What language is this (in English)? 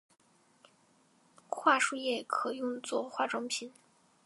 Chinese